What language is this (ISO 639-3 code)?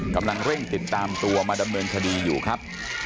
tha